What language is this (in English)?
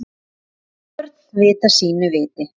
Icelandic